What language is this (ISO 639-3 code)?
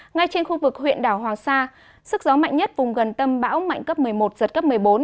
vie